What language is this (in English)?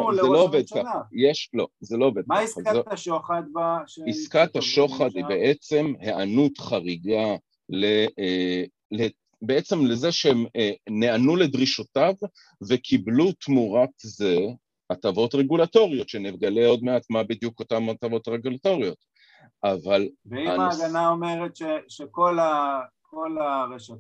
Hebrew